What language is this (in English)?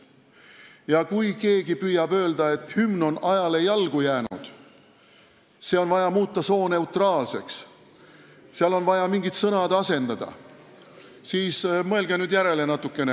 Estonian